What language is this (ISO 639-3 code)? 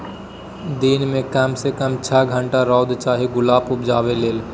mai